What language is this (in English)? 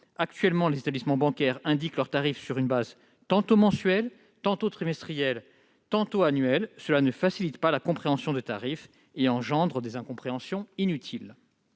French